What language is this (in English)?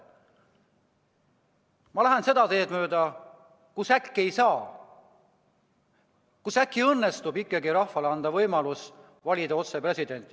Estonian